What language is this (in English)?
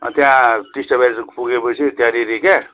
Nepali